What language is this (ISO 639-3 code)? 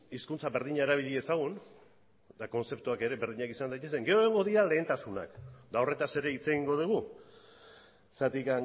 eus